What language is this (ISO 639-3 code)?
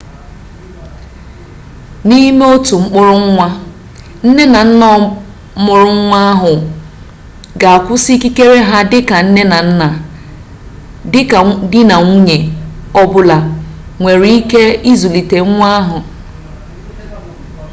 ibo